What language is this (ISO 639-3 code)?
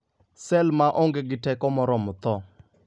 luo